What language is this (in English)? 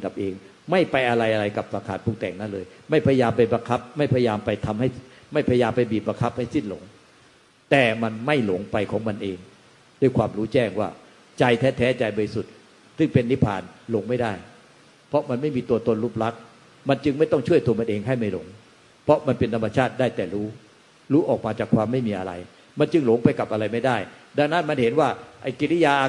Thai